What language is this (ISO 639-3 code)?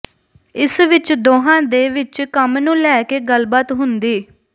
pan